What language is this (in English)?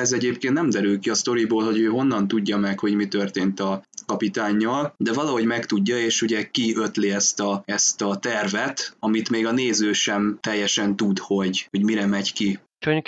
Hungarian